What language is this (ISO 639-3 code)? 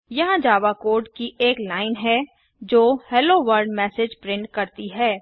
hin